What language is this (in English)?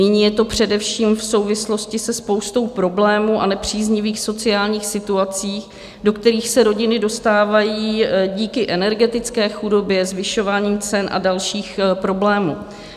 Czech